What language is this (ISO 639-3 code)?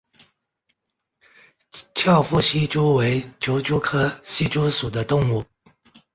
zho